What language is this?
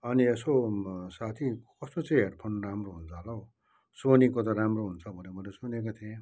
Nepali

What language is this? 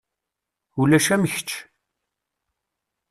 Kabyle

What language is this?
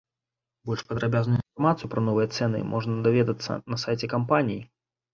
Belarusian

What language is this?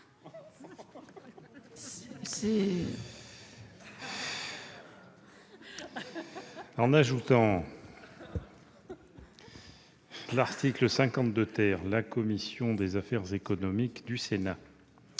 French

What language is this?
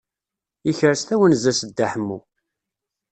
Kabyle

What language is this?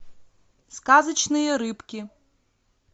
Russian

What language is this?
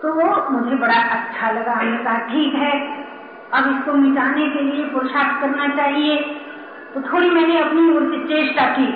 Hindi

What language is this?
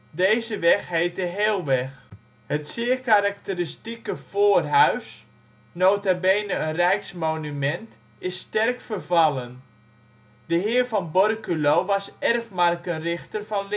Dutch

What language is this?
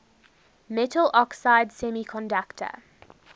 English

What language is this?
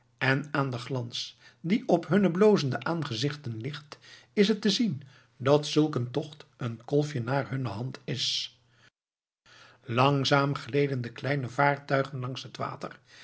Dutch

